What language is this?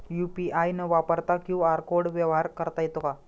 Marathi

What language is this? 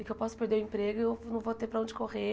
Portuguese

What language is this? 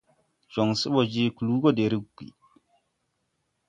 Tupuri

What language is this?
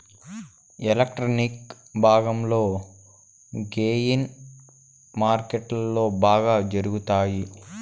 Telugu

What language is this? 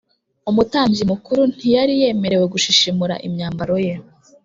Kinyarwanda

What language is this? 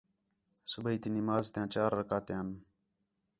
Khetrani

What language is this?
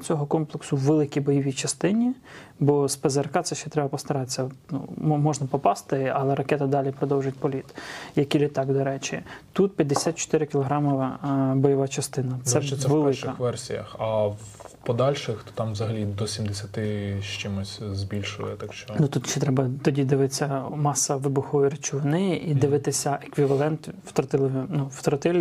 Ukrainian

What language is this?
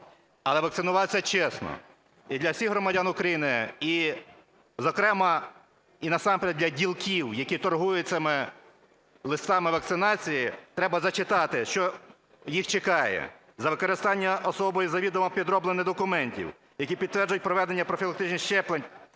Ukrainian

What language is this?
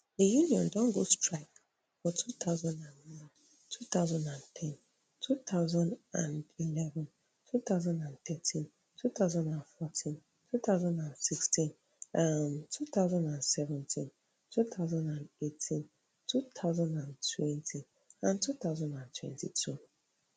Nigerian Pidgin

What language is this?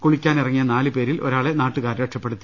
Malayalam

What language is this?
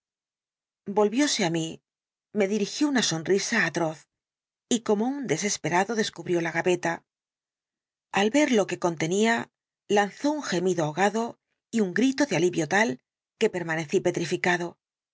Spanish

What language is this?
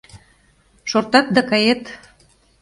Mari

